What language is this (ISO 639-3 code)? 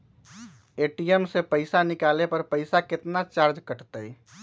mag